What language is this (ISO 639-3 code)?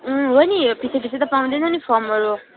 nep